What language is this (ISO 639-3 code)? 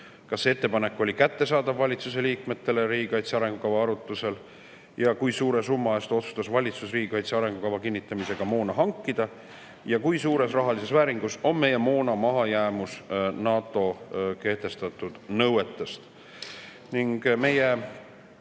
est